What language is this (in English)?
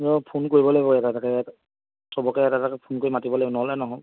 Assamese